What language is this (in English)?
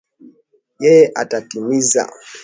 Swahili